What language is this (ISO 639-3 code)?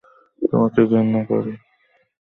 ben